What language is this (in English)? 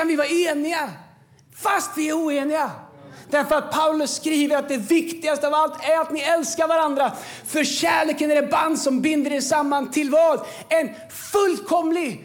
Swedish